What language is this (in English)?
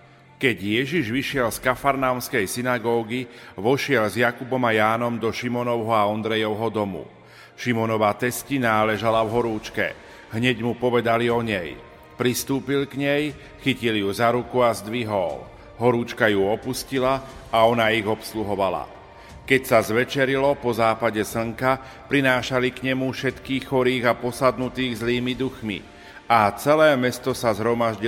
Slovak